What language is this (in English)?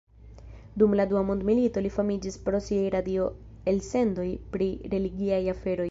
Esperanto